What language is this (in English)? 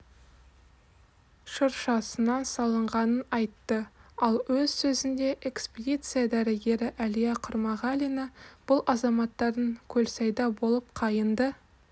Kazakh